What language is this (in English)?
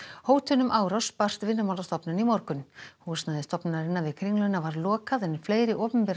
Icelandic